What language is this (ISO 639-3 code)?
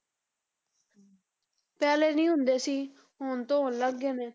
pan